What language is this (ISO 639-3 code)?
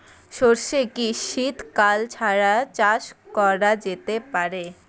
ben